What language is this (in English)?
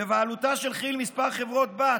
Hebrew